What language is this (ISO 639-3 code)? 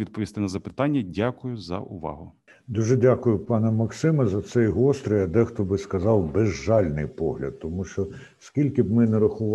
ukr